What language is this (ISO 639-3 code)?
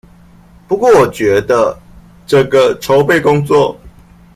zho